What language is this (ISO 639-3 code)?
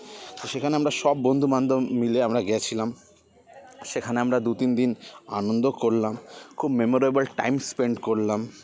ben